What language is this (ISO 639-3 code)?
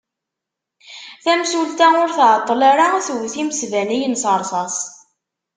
kab